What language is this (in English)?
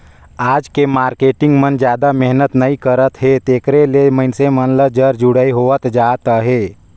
Chhattisgarhi